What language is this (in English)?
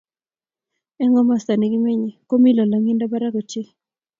Kalenjin